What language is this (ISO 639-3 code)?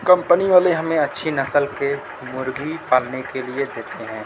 urd